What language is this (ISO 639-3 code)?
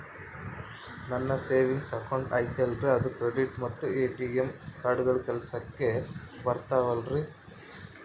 kan